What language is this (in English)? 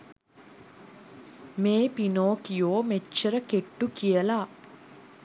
Sinhala